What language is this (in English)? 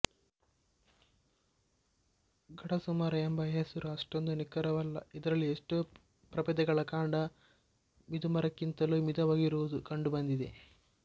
Kannada